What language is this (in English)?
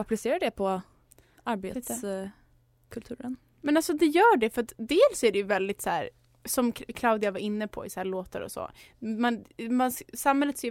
Swedish